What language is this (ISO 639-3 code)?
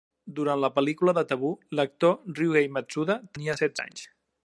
cat